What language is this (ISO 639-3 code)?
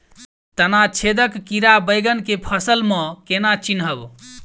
mai